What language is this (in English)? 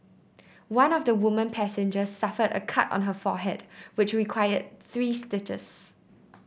English